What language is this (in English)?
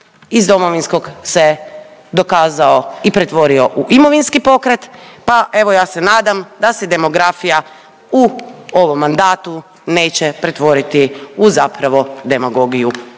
Croatian